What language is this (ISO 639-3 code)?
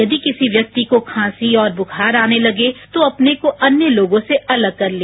hin